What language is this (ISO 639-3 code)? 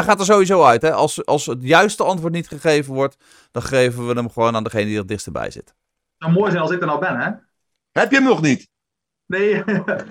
nld